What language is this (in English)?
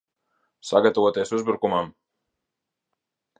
Latvian